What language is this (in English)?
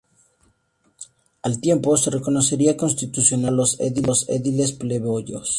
Spanish